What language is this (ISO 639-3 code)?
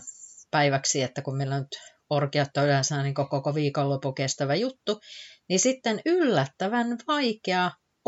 fin